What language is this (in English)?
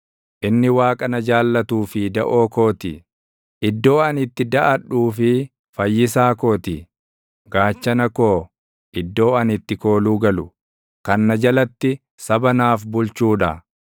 Oromo